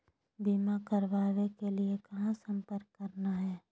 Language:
Magahi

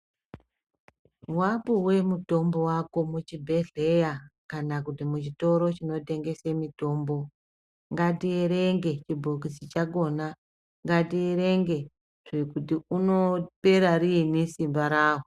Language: Ndau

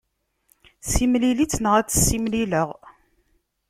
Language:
Kabyle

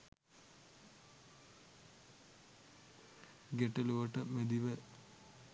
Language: Sinhala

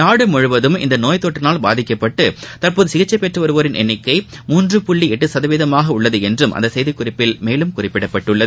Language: Tamil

